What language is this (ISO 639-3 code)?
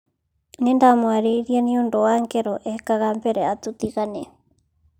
kik